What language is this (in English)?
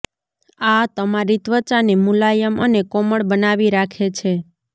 Gujarati